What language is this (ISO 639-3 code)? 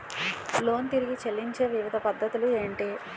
tel